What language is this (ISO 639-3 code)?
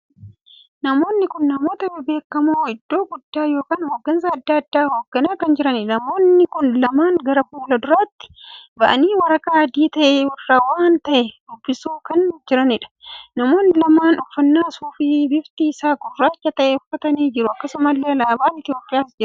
orm